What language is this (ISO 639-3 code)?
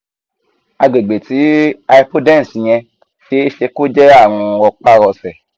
yor